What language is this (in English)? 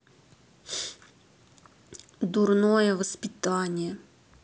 Russian